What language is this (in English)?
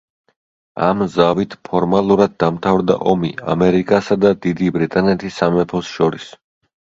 Georgian